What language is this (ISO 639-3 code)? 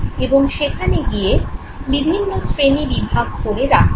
ben